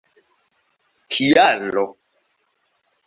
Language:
Esperanto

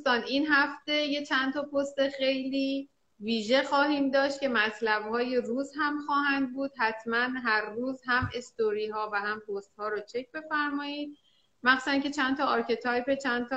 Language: Persian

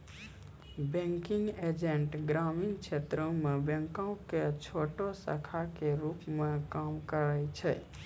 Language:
Maithili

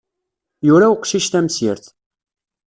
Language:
Kabyle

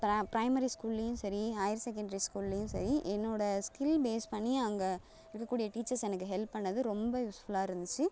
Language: Tamil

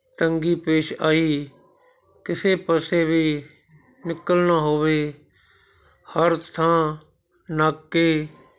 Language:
Punjabi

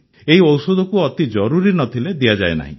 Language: Odia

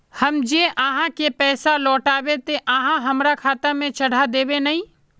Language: Magahi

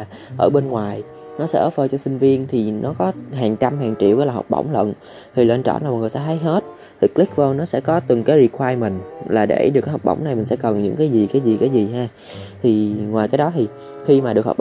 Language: Vietnamese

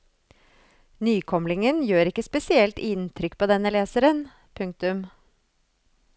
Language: Norwegian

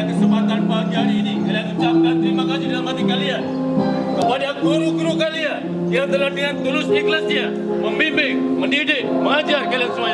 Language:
Indonesian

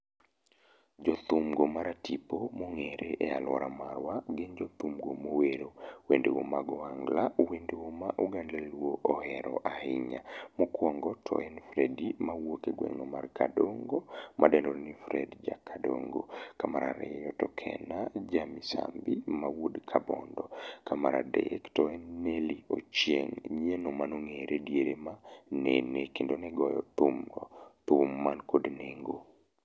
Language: Luo (Kenya and Tanzania)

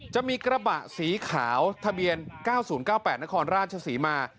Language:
Thai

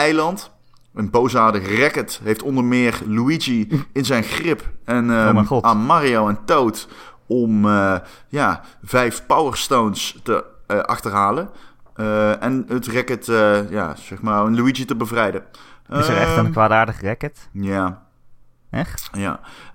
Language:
Dutch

